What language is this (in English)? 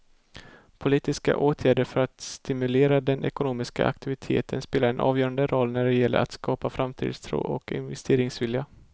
Swedish